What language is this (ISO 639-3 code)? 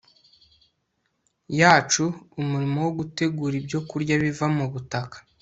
kin